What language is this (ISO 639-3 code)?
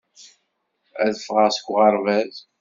kab